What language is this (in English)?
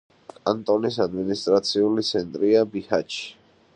Georgian